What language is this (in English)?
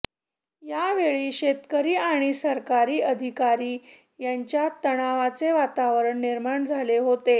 Marathi